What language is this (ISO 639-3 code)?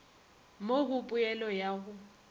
nso